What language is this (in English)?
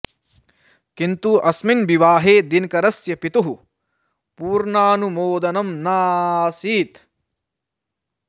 Sanskrit